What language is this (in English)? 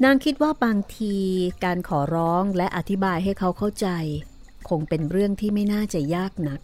Thai